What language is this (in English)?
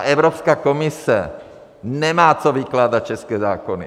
Czech